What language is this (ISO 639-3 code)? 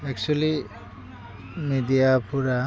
brx